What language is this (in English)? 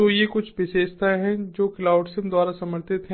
Hindi